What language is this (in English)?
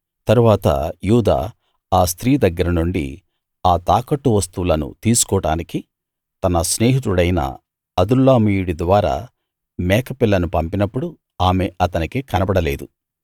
Telugu